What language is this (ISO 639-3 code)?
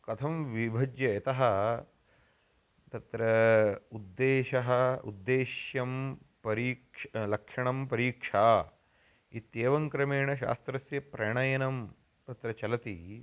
san